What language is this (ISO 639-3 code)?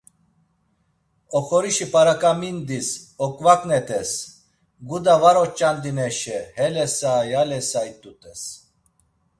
lzz